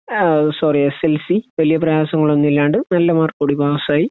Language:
Malayalam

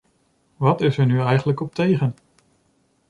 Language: Dutch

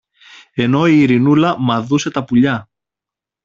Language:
Greek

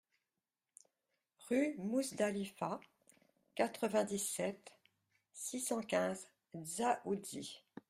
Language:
French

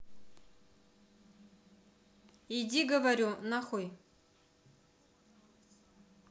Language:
Russian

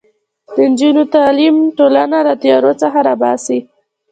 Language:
Pashto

